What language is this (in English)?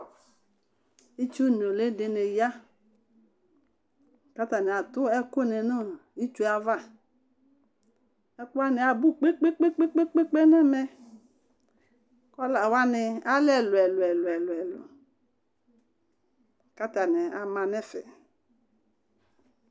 Ikposo